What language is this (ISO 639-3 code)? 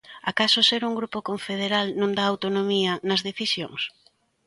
glg